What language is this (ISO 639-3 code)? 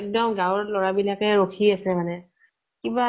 asm